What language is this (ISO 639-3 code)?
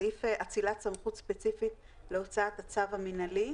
heb